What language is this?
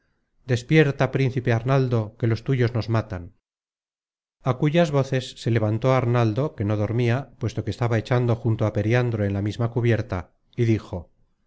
Spanish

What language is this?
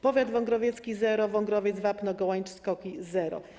Polish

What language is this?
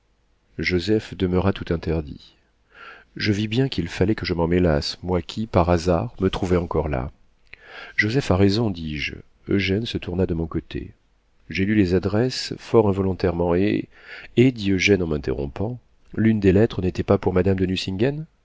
French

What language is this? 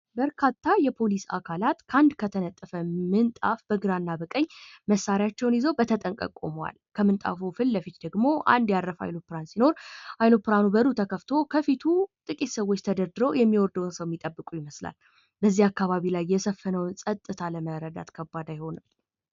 Amharic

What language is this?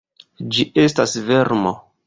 Esperanto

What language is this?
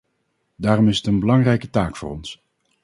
Dutch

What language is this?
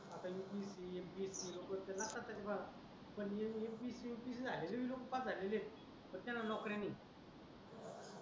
Marathi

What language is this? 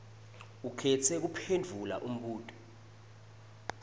Swati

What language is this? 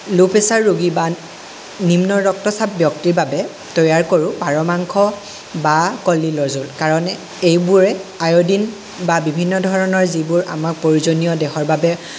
Assamese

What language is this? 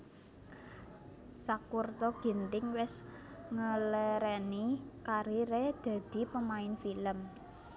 Javanese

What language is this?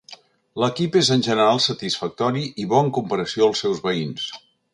Catalan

